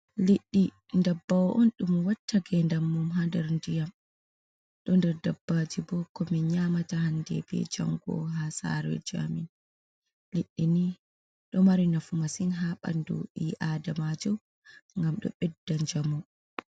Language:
Fula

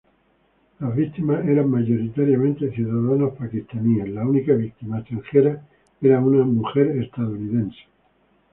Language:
Spanish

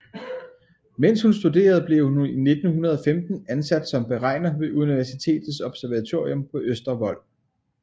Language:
Danish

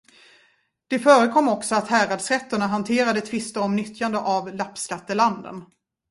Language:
Swedish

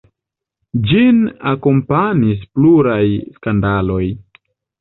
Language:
Esperanto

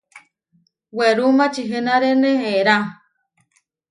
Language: Huarijio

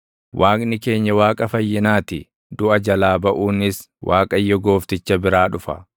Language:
Oromo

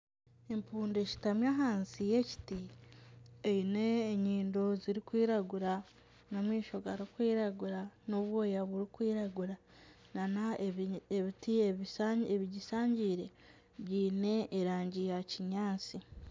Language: Nyankole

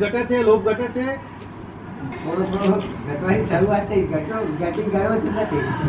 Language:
Gujarati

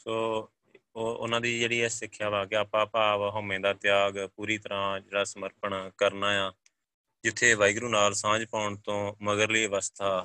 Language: Punjabi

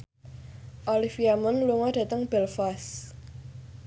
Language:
Javanese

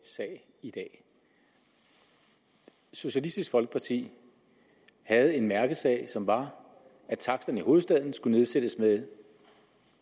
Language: Danish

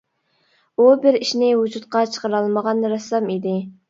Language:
Uyghur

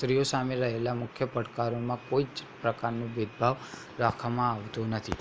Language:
Gujarati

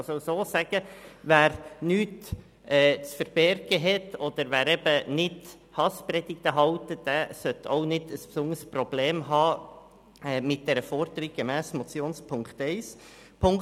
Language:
Swiss German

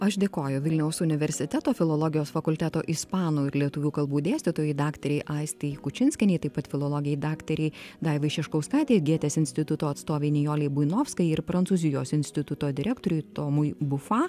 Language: Lithuanian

